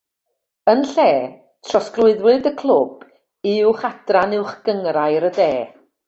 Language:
Welsh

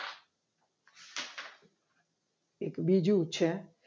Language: Gujarati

